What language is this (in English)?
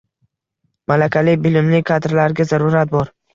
Uzbek